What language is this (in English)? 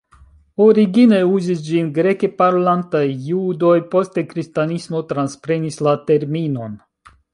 Esperanto